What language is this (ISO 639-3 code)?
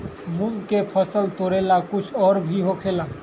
mag